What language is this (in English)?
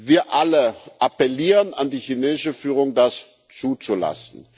German